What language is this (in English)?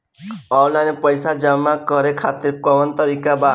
Bhojpuri